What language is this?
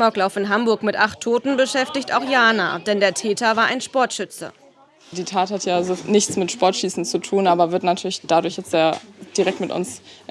German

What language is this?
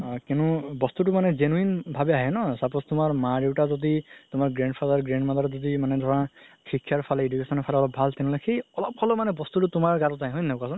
Assamese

